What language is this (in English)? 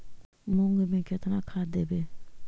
Magahi